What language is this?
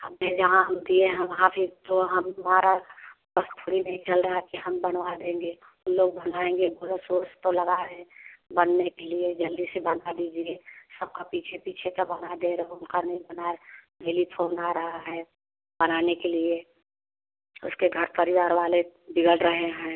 Hindi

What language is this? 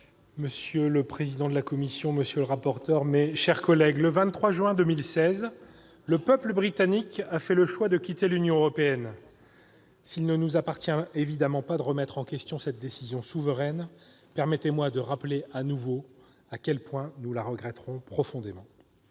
French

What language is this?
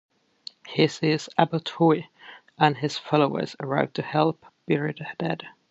English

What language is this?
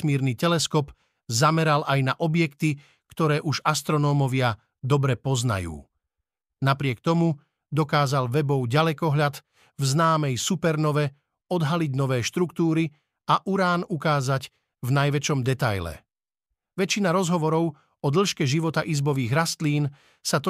Slovak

